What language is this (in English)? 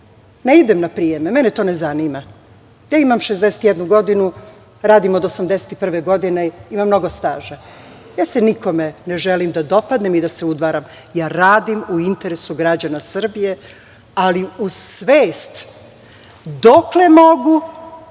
Serbian